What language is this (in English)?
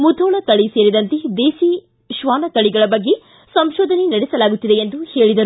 Kannada